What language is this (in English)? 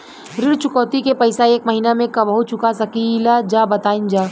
Bhojpuri